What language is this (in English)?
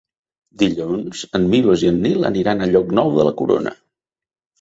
Catalan